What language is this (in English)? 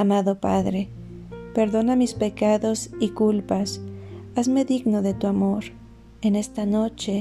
Spanish